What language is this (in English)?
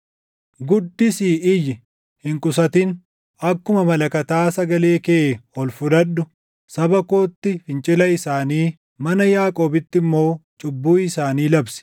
Oromo